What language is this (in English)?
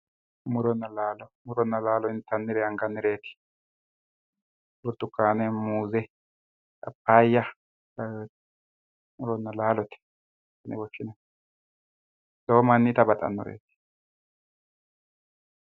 Sidamo